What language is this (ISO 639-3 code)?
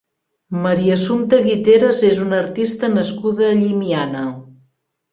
cat